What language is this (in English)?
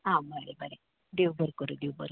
Konkani